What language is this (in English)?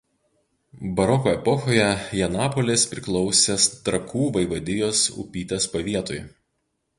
Lithuanian